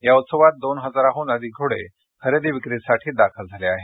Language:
Marathi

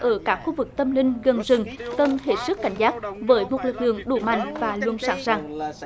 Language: Vietnamese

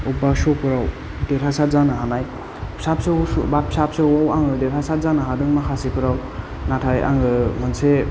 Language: Bodo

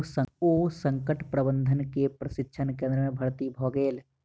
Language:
Maithili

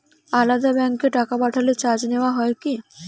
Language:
Bangla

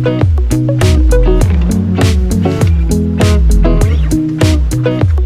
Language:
English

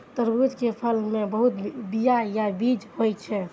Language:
Maithili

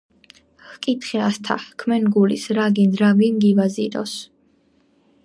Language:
Georgian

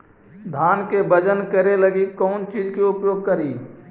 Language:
Magahi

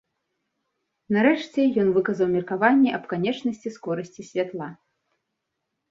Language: Belarusian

